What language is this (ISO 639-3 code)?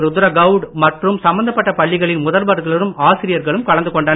tam